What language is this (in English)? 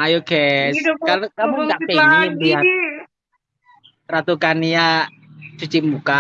Indonesian